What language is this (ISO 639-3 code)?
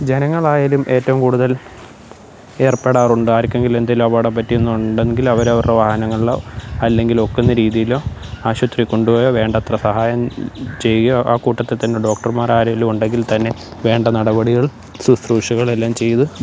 mal